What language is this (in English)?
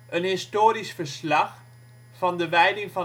Dutch